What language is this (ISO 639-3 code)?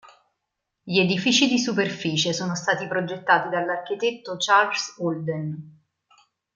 ita